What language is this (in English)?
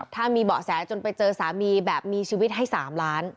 Thai